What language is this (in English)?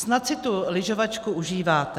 Czech